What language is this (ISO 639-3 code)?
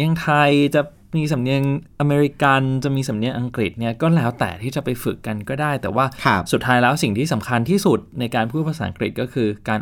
tha